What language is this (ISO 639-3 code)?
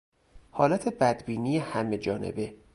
fas